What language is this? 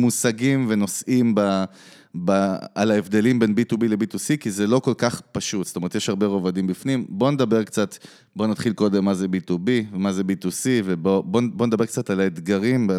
Hebrew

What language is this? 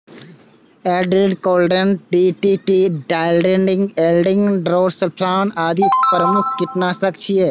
Maithili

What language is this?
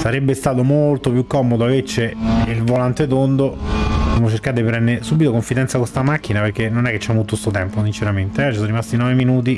Italian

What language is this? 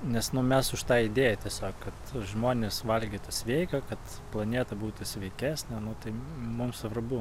Lithuanian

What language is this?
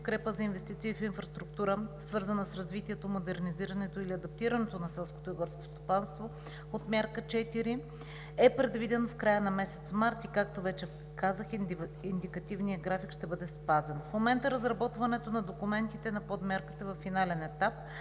Bulgarian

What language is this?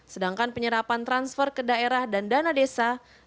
Indonesian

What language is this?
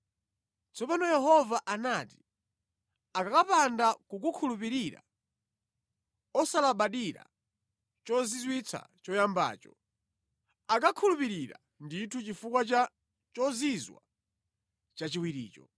Nyanja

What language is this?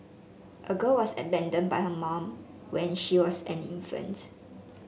English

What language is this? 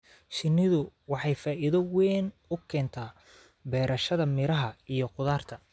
Somali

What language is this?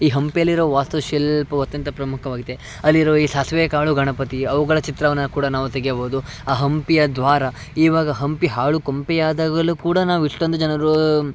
Kannada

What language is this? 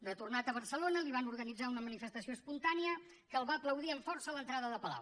Catalan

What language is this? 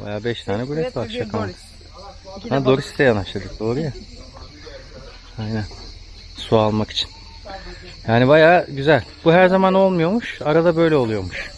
Turkish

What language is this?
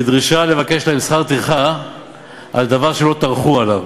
Hebrew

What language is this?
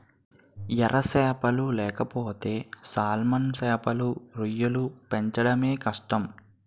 Telugu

